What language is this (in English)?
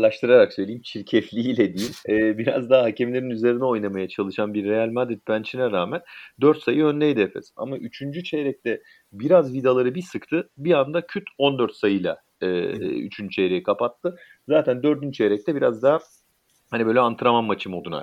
Turkish